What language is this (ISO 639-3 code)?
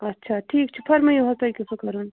kas